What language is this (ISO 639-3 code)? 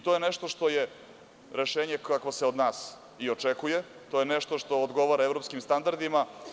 srp